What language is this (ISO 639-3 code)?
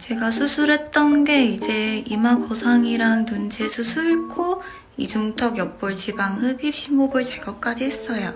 kor